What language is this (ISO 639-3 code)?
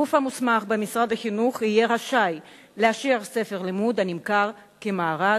heb